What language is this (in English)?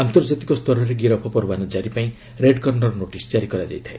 Odia